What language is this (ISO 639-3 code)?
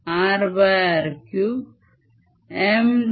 mar